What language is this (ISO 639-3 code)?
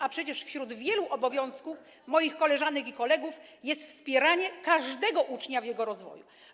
pol